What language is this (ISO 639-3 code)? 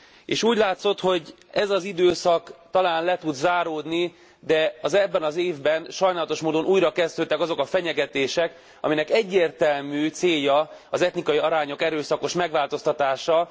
hun